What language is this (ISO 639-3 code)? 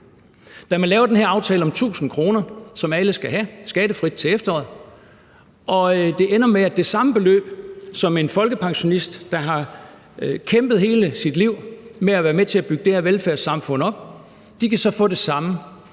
dan